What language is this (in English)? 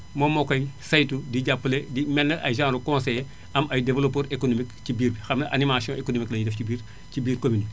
Wolof